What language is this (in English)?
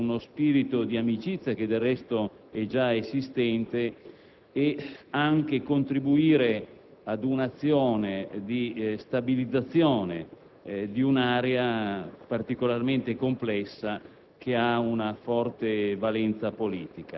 Italian